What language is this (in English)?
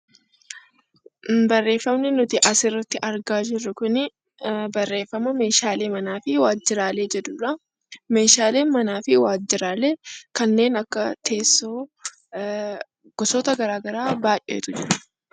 Oromo